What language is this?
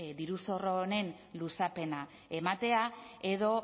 Basque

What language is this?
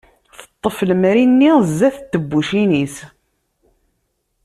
Kabyle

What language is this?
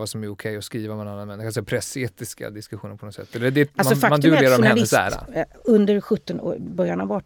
Swedish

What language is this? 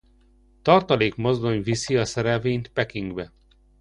Hungarian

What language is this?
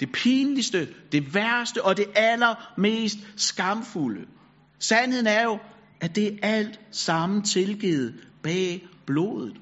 Danish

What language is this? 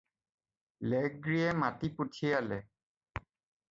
Assamese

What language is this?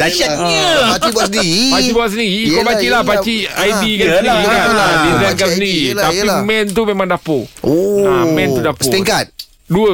Malay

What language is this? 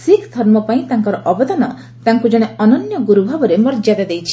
Odia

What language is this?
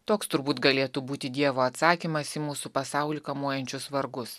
Lithuanian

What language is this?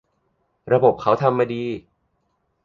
Thai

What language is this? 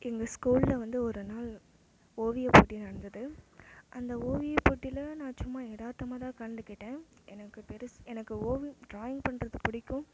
Tamil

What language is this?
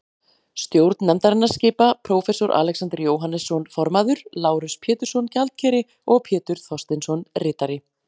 Icelandic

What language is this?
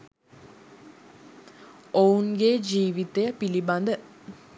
Sinhala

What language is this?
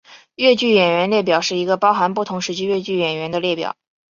Chinese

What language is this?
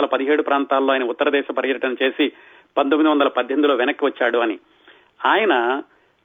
Telugu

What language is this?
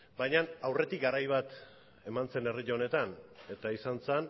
Basque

